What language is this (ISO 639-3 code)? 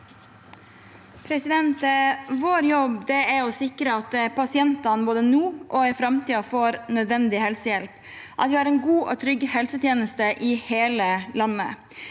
nor